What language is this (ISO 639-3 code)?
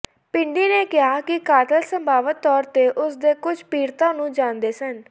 pan